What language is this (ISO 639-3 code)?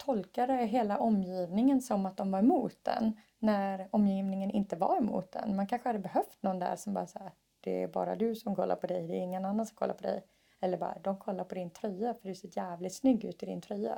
swe